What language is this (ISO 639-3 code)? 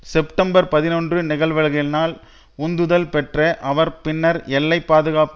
tam